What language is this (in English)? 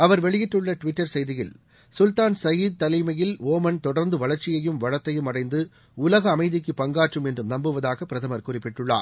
Tamil